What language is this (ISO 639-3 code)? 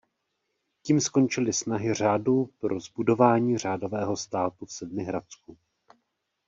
ces